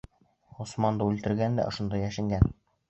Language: Bashkir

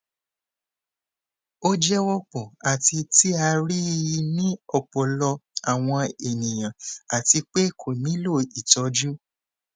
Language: Yoruba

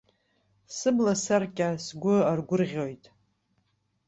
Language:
Abkhazian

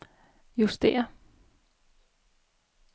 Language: Danish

